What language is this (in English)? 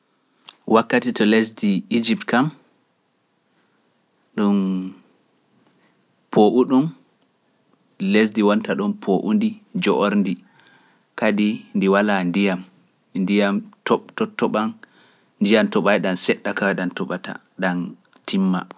Pular